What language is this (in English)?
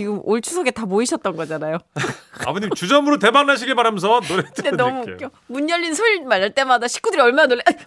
Korean